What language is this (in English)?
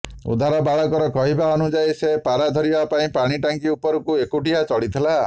Odia